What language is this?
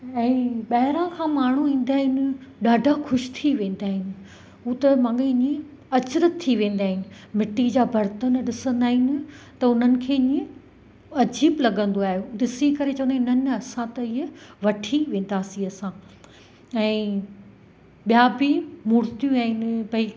Sindhi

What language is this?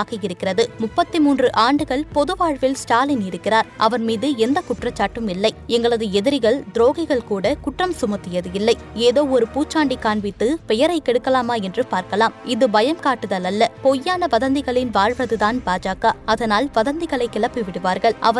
Tamil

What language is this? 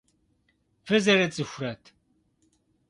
Kabardian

